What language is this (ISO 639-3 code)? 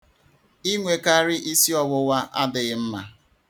ibo